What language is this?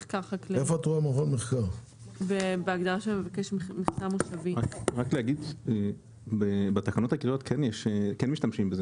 Hebrew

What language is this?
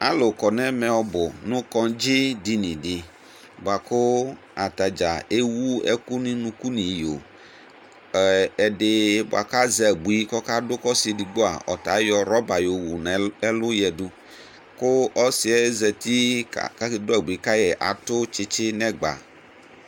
Ikposo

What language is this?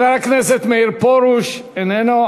Hebrew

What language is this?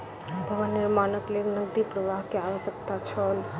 Maithili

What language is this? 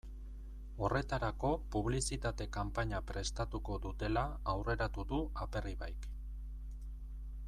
Basque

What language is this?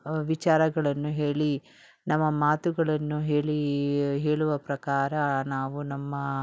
Kannada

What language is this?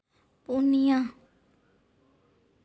Santali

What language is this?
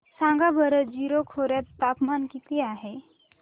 Marathi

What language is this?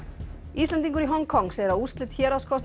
Icelandic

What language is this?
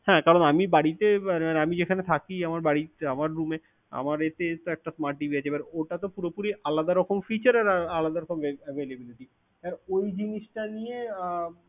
Bangla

